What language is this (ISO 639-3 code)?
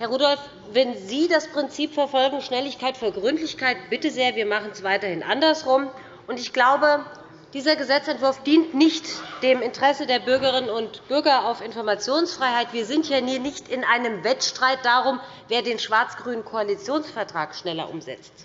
deu